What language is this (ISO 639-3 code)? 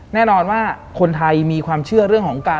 tha